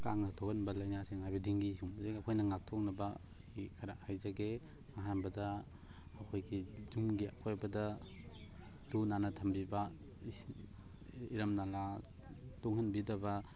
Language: Manipuri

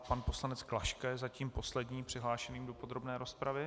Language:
Czech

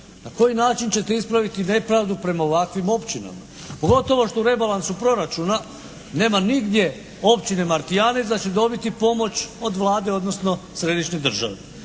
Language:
Croatian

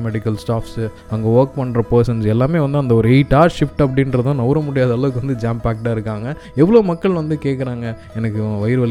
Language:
Tamil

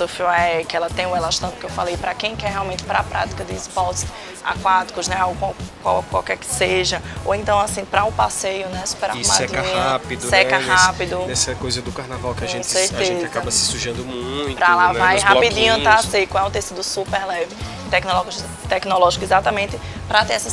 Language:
Portuguese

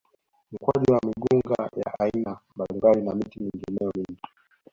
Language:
Swahili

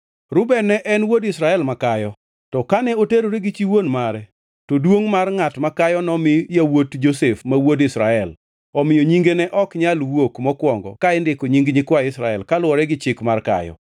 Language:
Luo (Kenya and Tanzania)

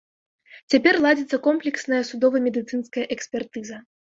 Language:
Belarusian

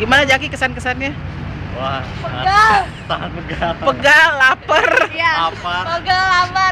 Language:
Indonesian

